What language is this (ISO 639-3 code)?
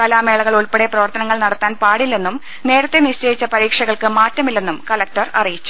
mal